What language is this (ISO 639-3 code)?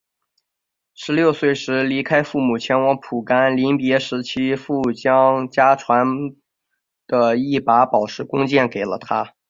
zho